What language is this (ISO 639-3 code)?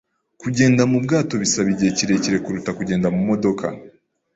kin